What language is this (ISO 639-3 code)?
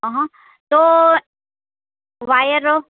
guj